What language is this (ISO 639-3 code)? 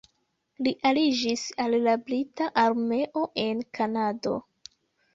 epo